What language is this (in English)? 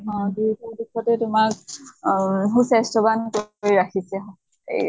Assamese